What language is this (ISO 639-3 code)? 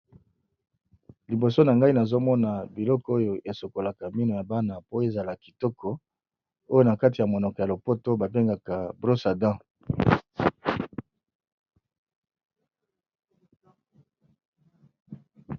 lin